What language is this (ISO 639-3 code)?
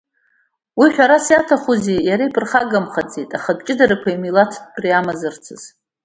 abk